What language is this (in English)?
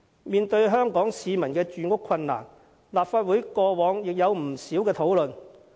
Cantonese